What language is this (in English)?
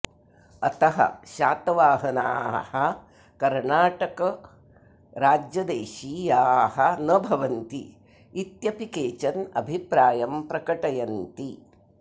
Sanskrit